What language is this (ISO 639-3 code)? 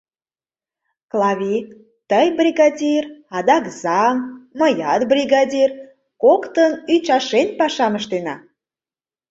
chm